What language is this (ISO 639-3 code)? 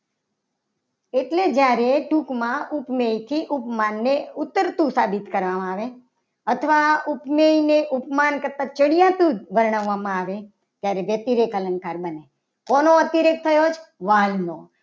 guj